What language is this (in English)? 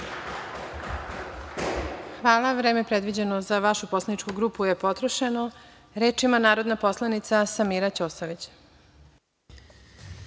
Serbian